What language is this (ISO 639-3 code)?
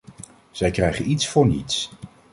nld